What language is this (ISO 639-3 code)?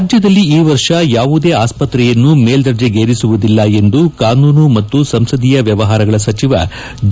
kan